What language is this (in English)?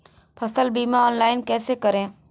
Hindi